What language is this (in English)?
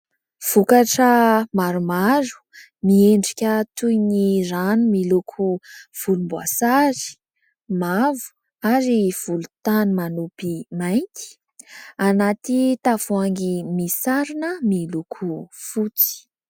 Malagasy